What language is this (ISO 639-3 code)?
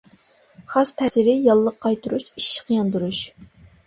uig